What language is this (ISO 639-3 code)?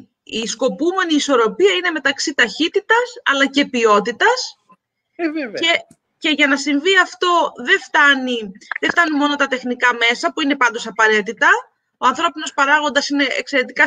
ell